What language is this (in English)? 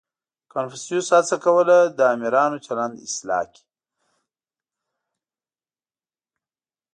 Pashto